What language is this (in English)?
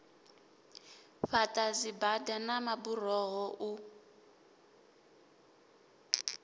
Venda